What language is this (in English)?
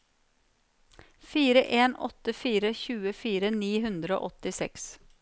Norwegian